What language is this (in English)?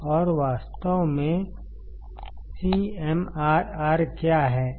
Hindi